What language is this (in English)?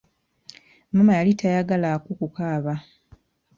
Ganda